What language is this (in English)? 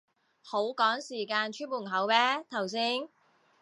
Cantonese